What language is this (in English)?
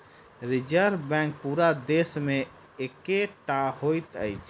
Maithili